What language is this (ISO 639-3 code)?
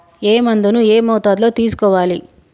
tel